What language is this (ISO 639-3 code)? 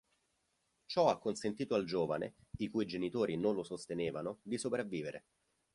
ita